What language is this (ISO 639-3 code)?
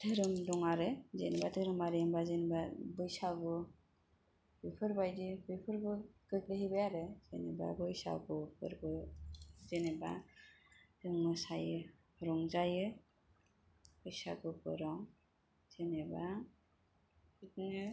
brx